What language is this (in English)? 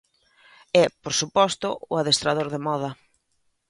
Galician